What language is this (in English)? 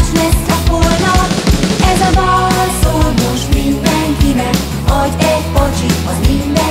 Hungarian